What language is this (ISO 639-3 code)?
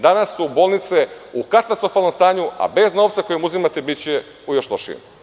srp